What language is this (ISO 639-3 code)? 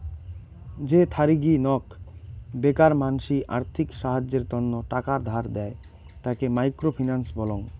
ben